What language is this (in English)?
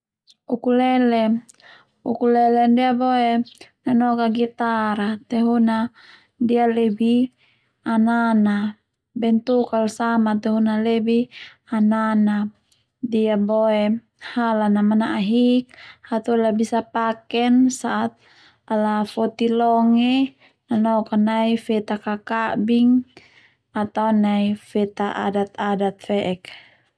Termanu